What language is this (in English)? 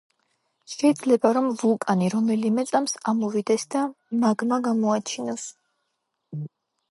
Georgian